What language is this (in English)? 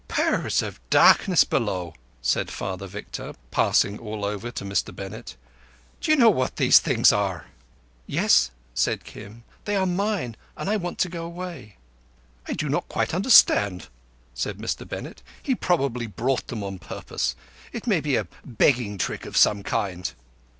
English